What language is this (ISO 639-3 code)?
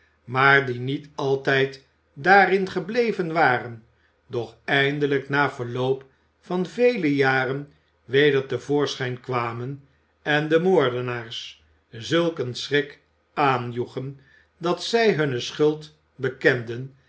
nld